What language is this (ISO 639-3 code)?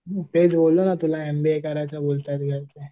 mar